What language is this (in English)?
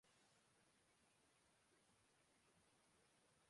Urdu